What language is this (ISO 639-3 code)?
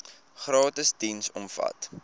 afr